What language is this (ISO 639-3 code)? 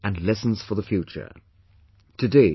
eng